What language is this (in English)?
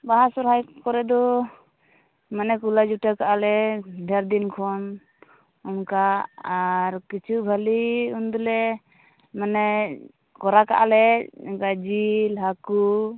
Santali